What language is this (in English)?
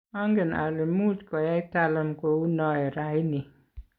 Kalenjin